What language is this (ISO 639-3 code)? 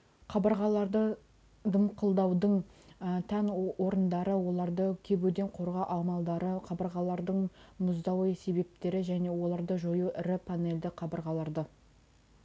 kaz